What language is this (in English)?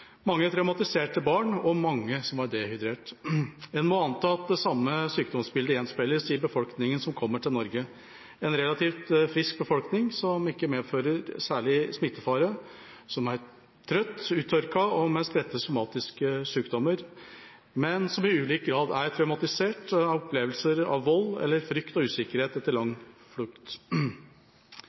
Norwegian Bokmål